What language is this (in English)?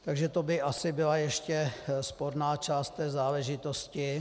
Czech